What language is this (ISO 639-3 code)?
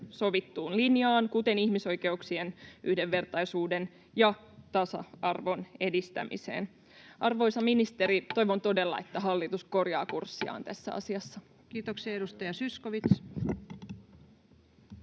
fin